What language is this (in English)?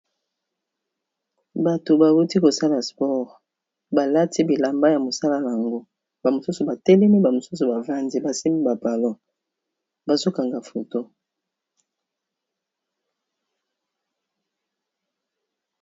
Lingala